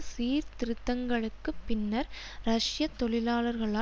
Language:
Tamil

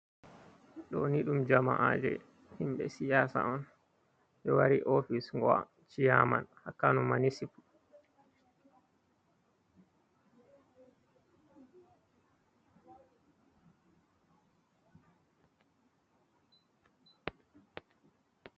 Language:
Fula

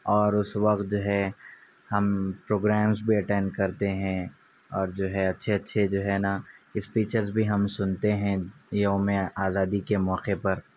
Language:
Urdu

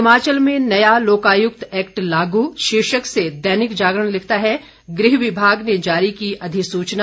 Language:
Hindi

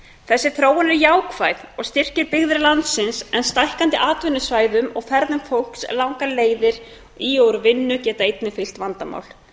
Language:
Icelandic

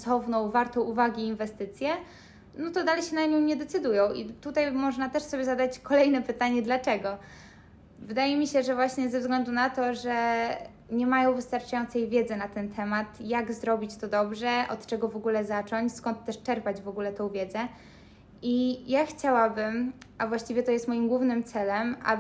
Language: Polish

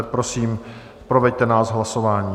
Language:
Czech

